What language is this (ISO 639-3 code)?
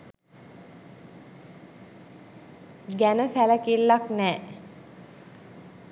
sin